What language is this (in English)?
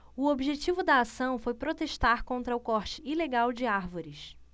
Portuguese